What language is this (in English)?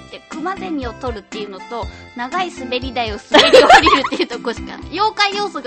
Japanese